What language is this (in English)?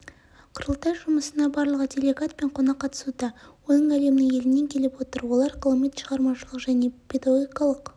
Kazakh